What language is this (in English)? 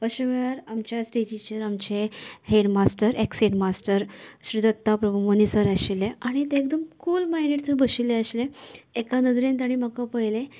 Konkani